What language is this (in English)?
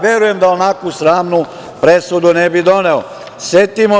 Serbian